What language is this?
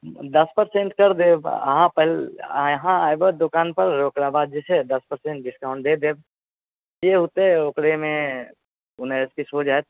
Maithili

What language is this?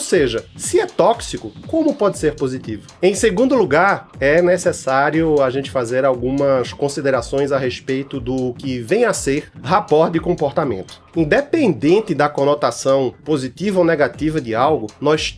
Portuguese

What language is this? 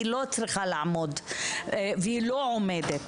Hebrew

